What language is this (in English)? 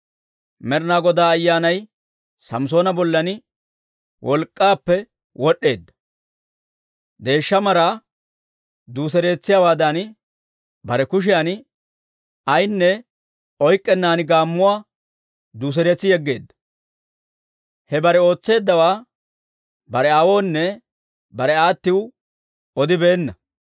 Dawro